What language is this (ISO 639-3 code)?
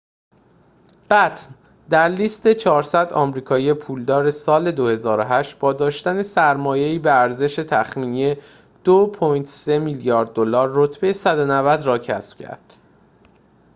fas